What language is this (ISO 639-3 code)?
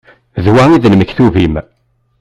kab